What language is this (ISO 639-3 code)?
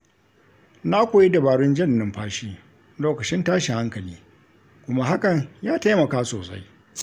hau